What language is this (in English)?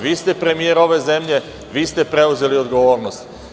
Serbian